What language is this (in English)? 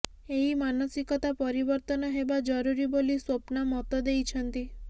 Odia